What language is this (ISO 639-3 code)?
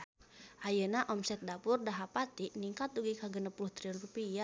sun